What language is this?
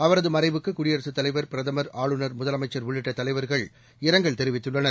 Tamil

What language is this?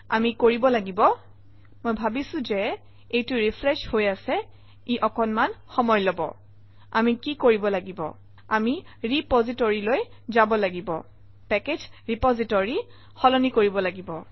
Assamese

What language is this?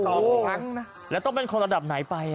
Thai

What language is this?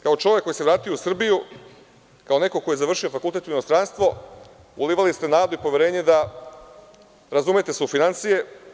Serbian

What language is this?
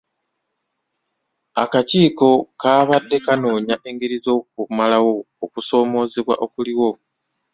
Ganda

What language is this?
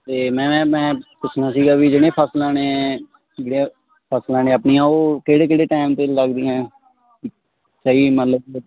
Punjabi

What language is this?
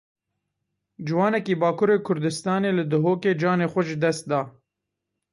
Kurdish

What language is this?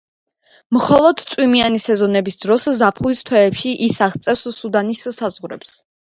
Georgian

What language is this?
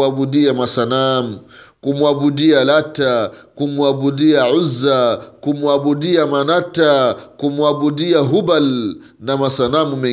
Swahili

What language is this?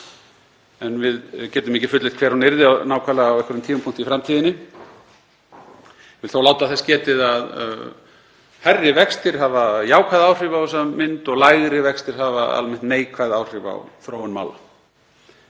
Icelandic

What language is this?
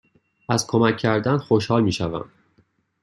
Persian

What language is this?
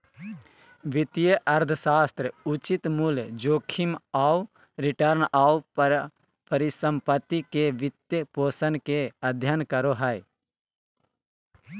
Magahi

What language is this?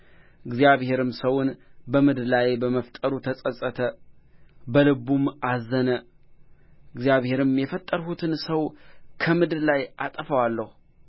Amharic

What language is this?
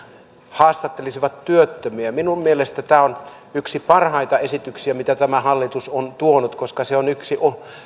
Finnish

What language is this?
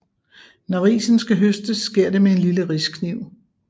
Danish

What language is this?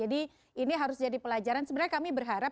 Indonesian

